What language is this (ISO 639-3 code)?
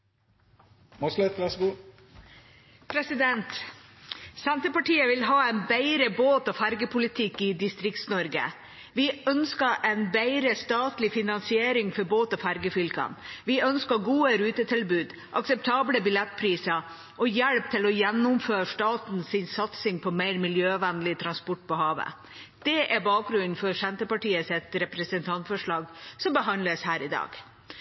nob